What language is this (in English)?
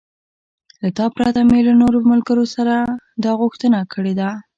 Pashto